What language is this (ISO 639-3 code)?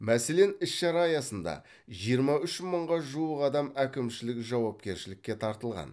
kaz